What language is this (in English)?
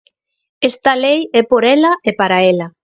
Galician